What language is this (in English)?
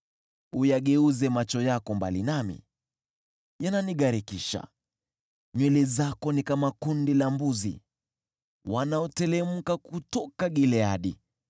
Swahili